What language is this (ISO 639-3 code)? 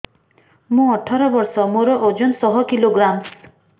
ori